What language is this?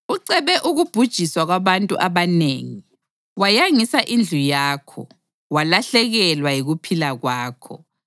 North Ndebele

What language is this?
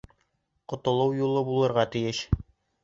Bashkir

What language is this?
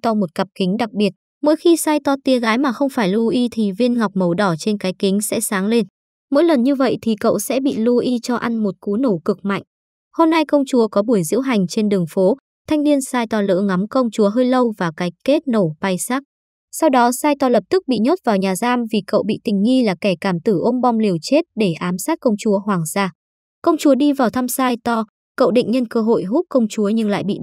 Vietnamese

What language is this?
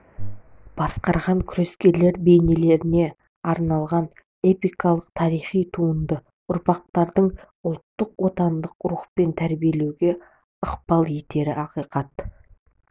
Kazakh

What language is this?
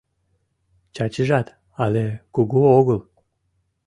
Mari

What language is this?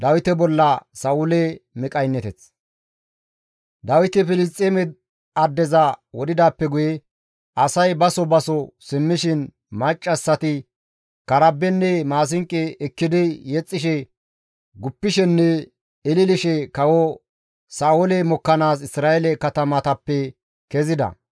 Gamo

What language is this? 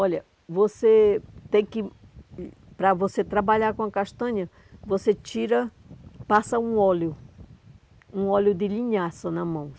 Portuguese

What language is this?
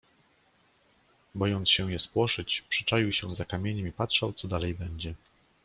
Polish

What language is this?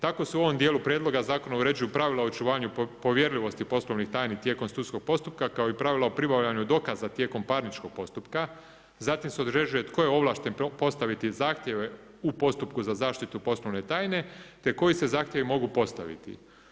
Croatian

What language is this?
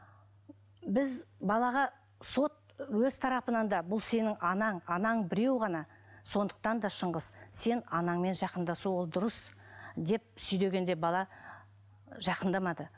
Kazakh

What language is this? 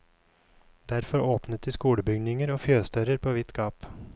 Norwegian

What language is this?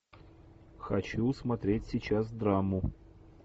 Russian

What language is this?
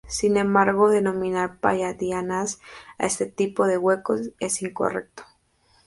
Spanish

